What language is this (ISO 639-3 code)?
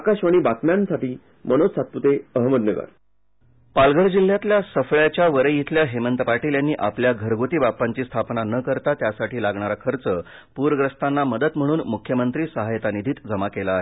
mar